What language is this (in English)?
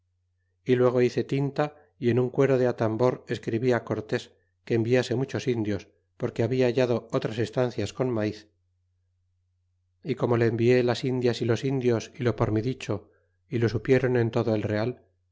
Spanish